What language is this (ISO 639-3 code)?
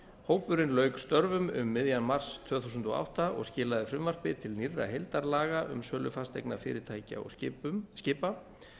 isl